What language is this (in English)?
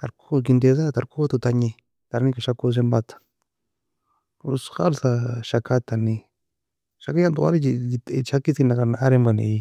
Nobiin